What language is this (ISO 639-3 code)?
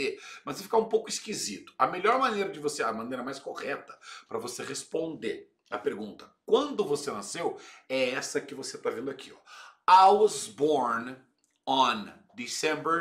por